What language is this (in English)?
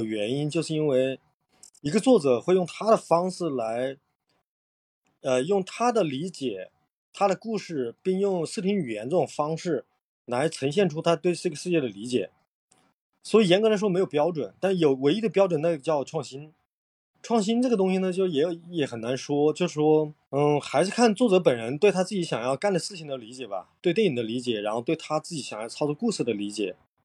Chinese